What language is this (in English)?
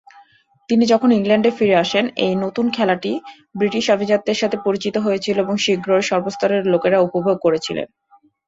Bangla